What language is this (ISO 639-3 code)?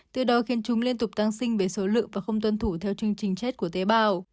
vie